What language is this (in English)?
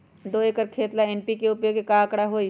Magahi